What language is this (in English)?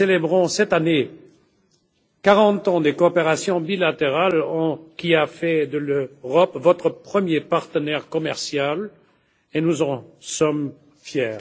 French